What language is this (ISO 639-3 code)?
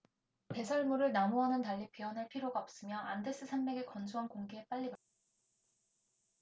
kor